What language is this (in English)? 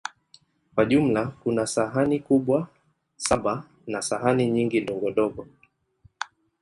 Swahili